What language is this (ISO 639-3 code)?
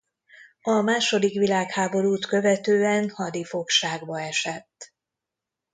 hun